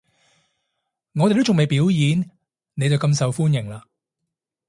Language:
Cantonese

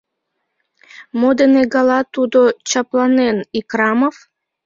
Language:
Mari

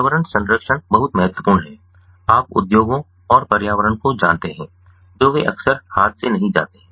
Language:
Hindi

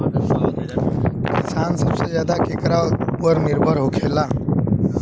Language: Bhojpuri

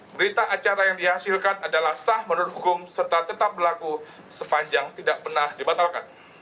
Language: Indonesian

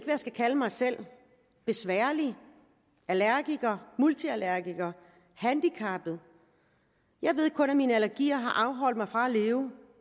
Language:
Danish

